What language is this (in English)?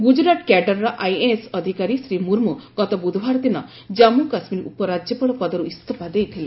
Odia